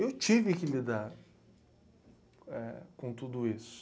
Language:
Portuguese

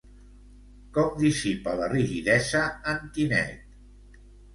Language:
Catalan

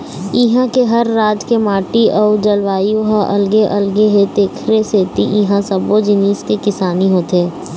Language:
Chhattisgarhi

